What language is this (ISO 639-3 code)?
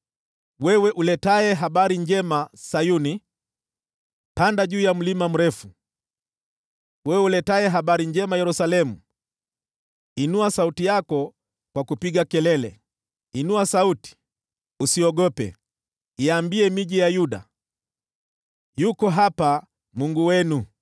swa